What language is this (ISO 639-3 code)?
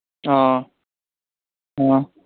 mni